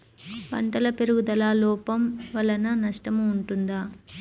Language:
Telugu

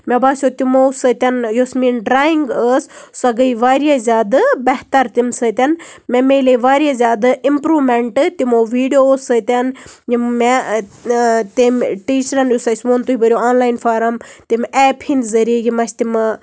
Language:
Kashmiri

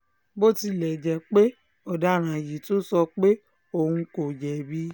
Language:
Yoruba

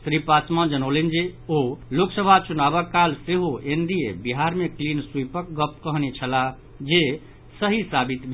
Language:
Maithili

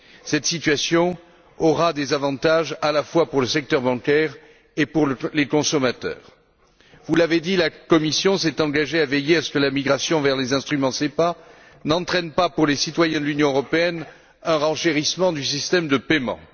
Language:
French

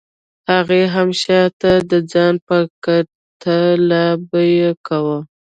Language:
Pashto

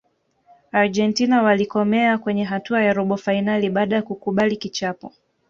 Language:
Swahili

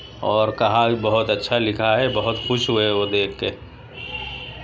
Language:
Urdu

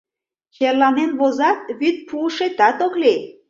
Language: Mari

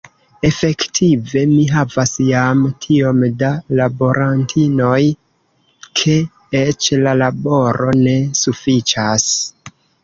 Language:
Esperanto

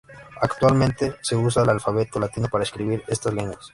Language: Spanish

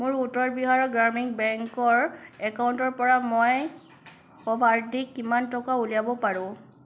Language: Assamese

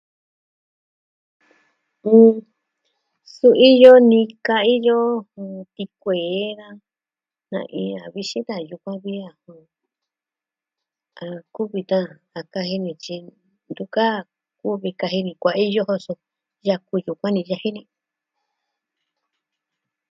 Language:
Southwestern Tlaxiaco Mixtec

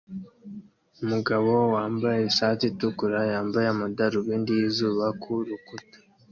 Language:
Kinyarwanda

